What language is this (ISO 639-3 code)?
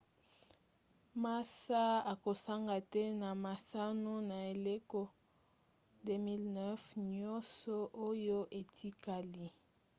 lin